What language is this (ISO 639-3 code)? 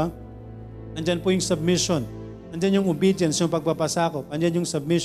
fil